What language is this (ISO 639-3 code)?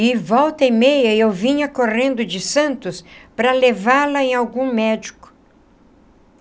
por